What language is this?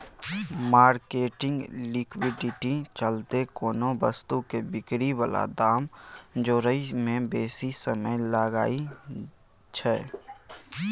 Maithili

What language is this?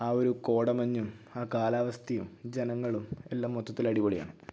Malayalam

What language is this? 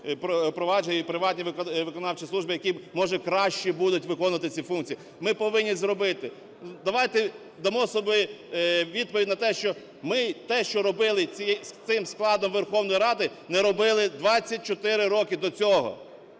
Ukrainian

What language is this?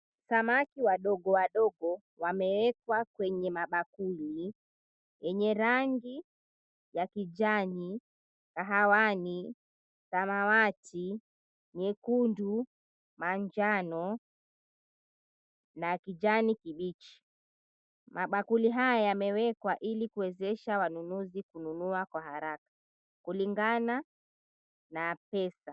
Swahili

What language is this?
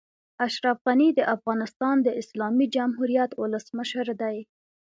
Pashto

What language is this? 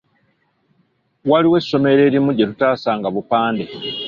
Ganda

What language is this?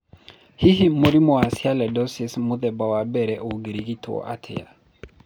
Kikuyu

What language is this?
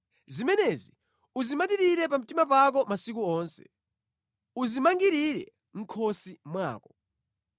Nyanja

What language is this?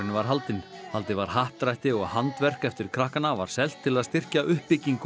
Icelandic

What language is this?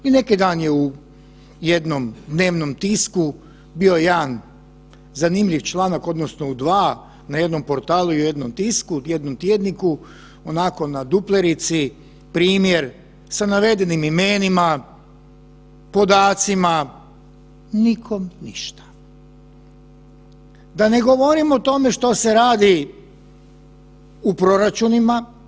Croatian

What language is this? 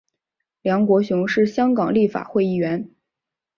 Chinese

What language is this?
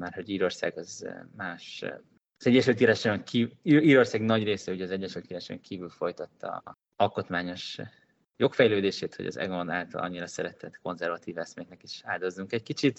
Hungarian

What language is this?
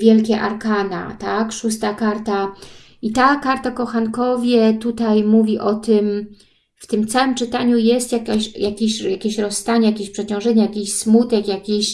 Polish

